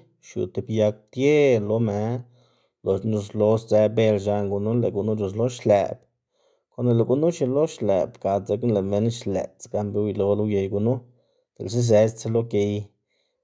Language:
Xanaguía Zapotec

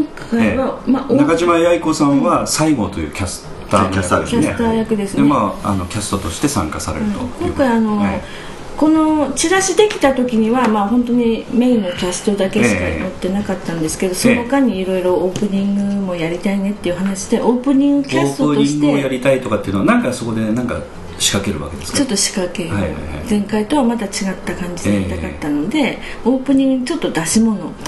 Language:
Japanese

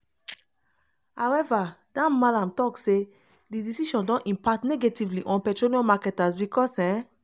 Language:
Nigerian Pidgin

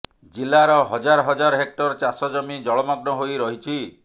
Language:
Odia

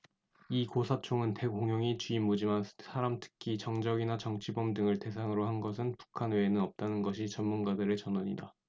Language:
Korean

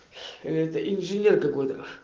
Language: Russian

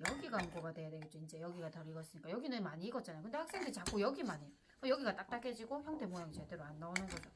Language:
Korean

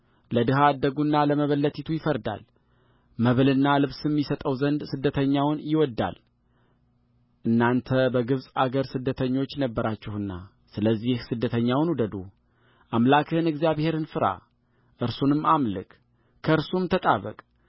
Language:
Amharic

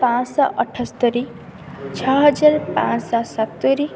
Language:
Odia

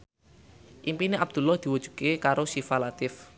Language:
Javanese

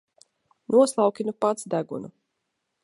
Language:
Latvian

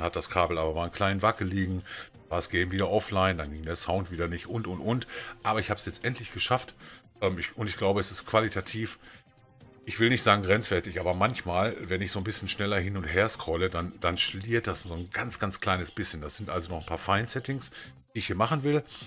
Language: German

